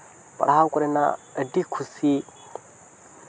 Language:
Santali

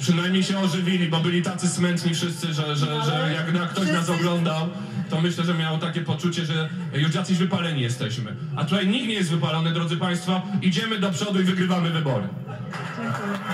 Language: Polish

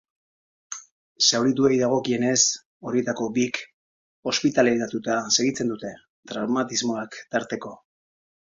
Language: Basque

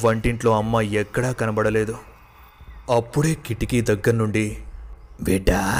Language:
Telugu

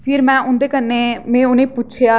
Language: Dogri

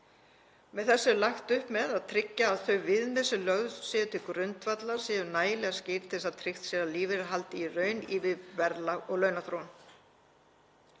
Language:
Icelandic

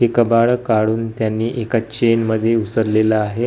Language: Marathi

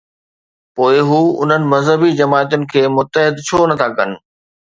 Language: Sindhi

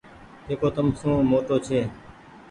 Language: Goaria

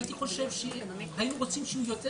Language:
Hebrew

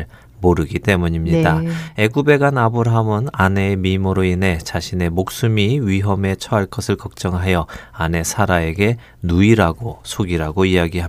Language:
Korean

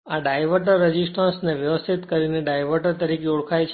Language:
Gujarati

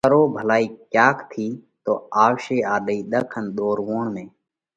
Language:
Parkari Koli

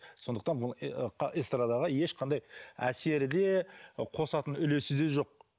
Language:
Kazakh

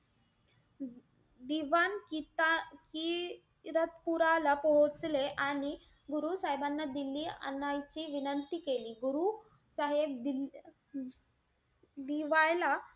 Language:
Marathi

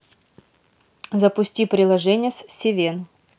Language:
Russian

